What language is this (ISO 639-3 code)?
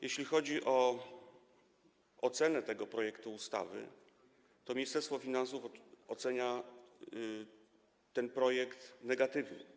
pol